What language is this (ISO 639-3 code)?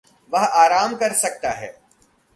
hin